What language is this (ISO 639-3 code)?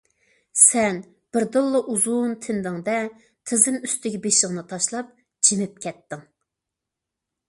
uig